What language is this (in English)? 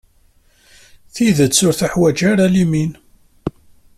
Kabyle